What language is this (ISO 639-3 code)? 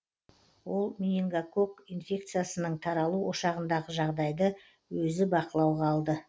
kaz